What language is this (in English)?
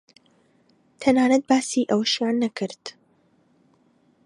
Central Kurdish